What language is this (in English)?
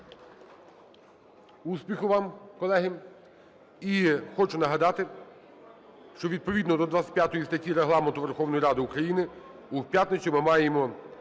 Ukrainian